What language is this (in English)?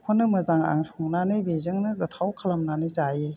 Bodo